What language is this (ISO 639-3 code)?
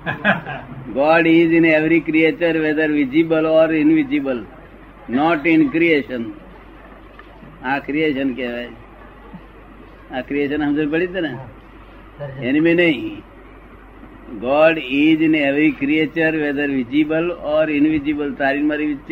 guj